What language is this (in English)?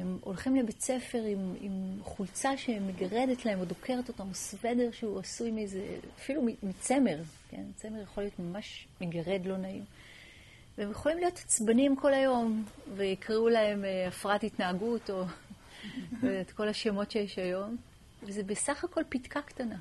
Hebrew